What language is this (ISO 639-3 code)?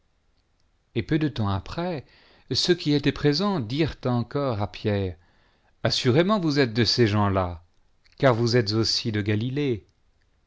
fra